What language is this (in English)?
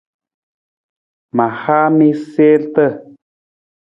Nawdm